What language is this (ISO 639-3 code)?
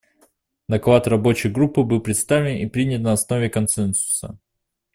rus